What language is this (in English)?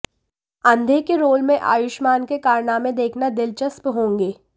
Hindi